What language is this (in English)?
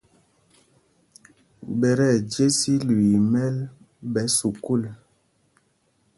Mpumpong